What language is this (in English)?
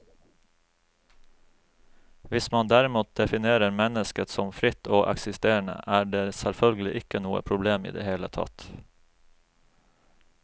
Norwegian